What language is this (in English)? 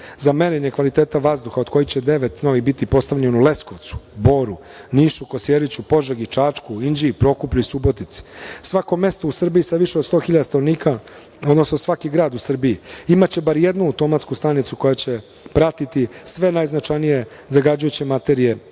Serbian